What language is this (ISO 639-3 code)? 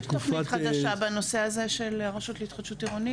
heb